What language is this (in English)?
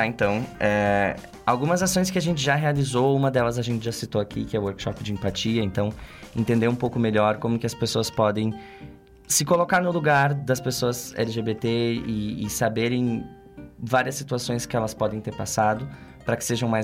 Portuguese